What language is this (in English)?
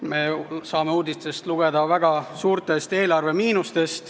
Estonian